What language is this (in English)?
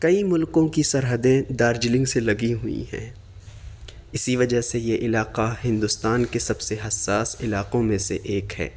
Urdu